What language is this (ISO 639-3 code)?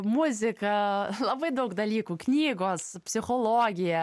lit